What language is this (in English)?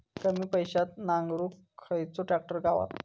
Marathi